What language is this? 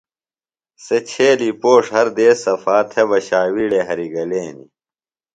Phalura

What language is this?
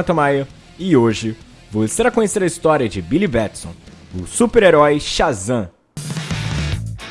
Portuguese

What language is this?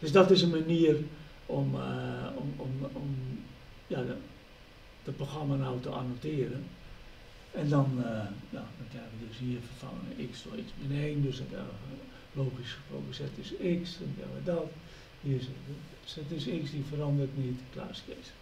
Dutch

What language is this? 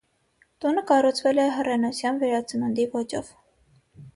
Armenian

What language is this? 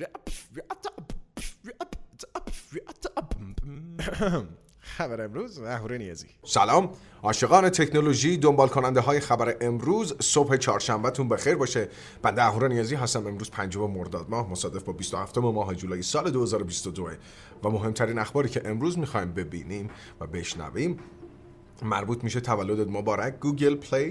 Persian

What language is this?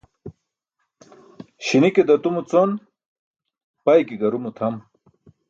Burushaski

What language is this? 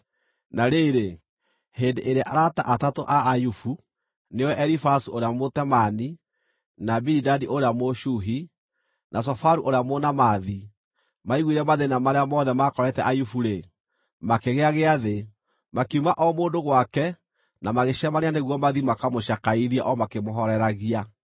Kikuyu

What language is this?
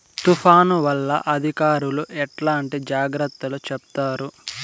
Telugu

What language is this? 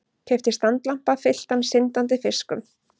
Icelandic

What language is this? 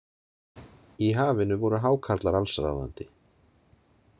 Icelandic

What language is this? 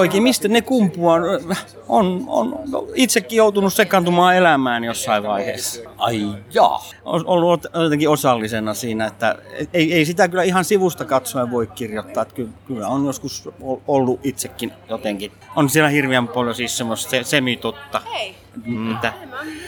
Finnish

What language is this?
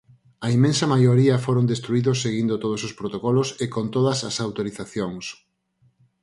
Galician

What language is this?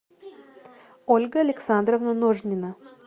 Russian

